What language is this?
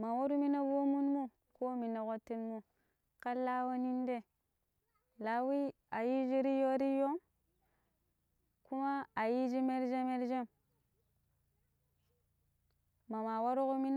Pero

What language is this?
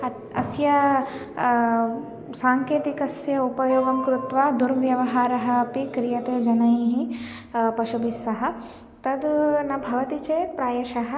Sanskrit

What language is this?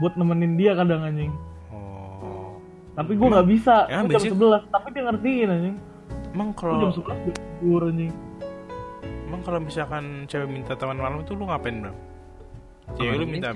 Indonesian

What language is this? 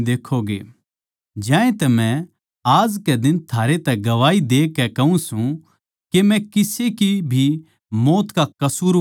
Haryanvi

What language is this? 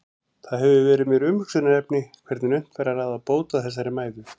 Icelandic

